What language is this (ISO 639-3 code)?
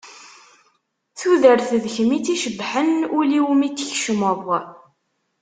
kab